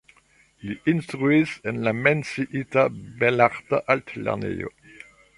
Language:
Esperanto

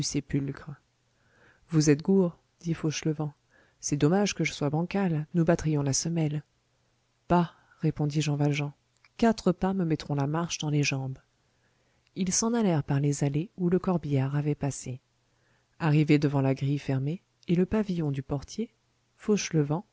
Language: French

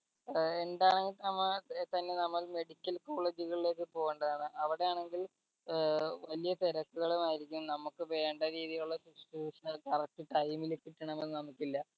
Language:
Malayalam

